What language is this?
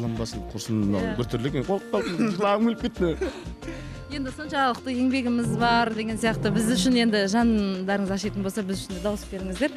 Turkish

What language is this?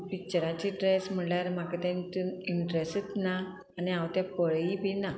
Konkani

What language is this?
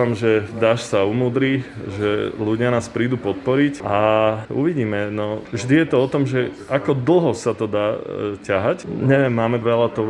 Slovak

